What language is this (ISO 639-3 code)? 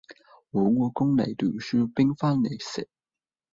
yue